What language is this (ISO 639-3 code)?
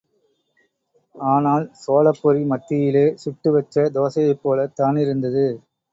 tam